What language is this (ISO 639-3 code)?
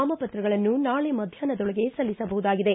kan